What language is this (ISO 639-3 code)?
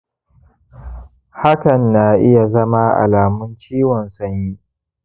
hau